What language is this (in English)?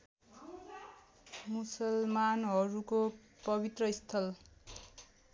Nepali